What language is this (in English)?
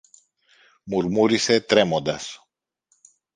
Greek